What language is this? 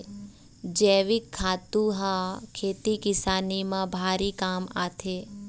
Chhattisgarhi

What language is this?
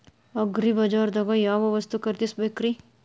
Kannada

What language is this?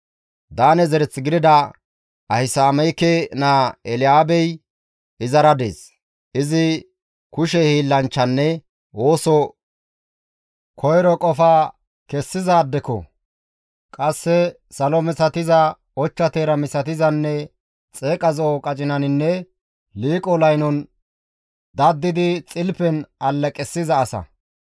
Gamo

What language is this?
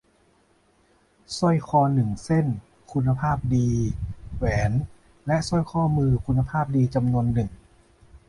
Thai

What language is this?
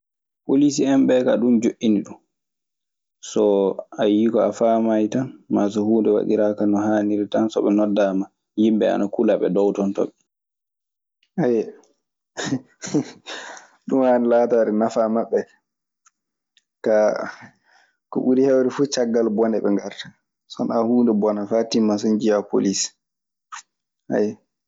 Maasina Fulfulde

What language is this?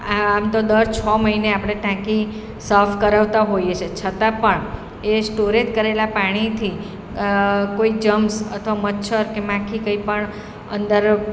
Gujarati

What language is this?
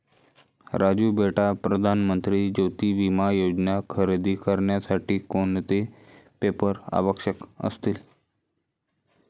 Marathi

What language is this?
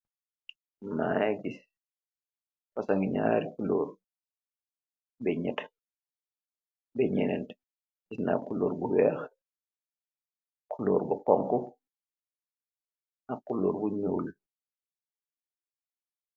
Wolof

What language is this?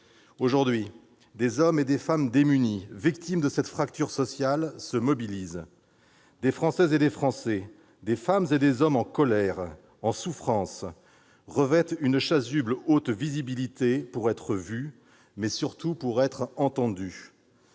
French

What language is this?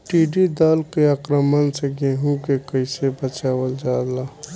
Bhojpuri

